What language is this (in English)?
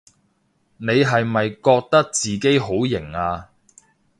Cantonese